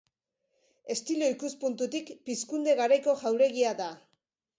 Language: Basque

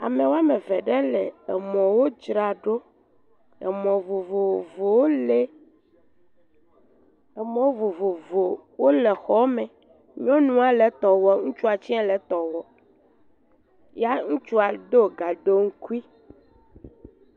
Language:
Ewe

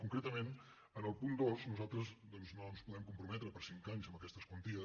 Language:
Catalan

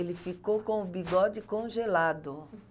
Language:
Portuguese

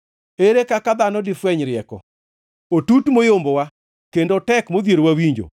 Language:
Luo (Kenya and Tanzania)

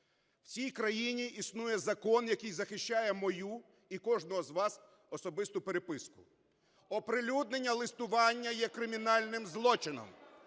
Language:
Ukrainian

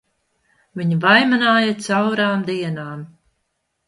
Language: Latvian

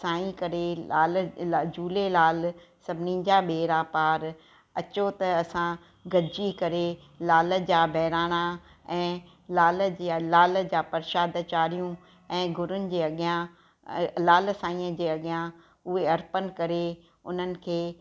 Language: Sindhi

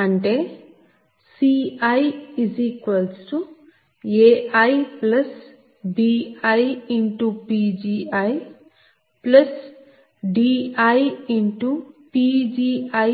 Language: Telugu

